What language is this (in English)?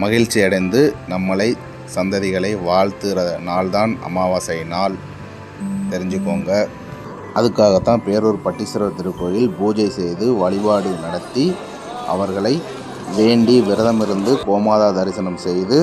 Tamil